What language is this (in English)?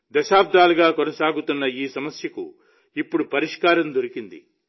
Telugu